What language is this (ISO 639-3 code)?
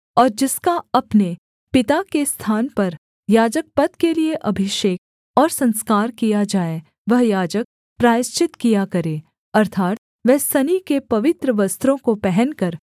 hin